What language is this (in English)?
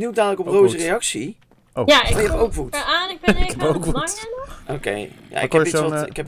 Dutch